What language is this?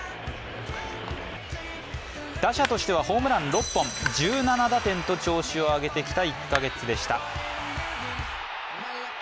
Japanese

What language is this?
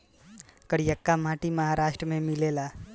Bhojpuri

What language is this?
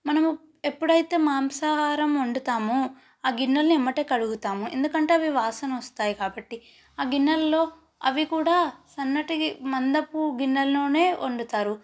Telugu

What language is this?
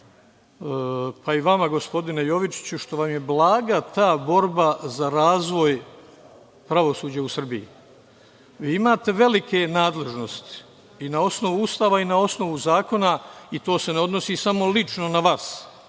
Serbian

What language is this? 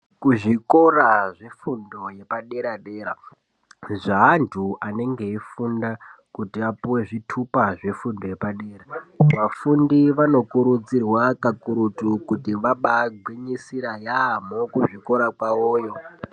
Ndau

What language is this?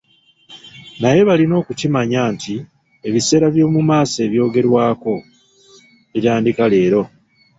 Ganda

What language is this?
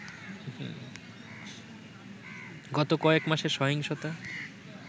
Bangla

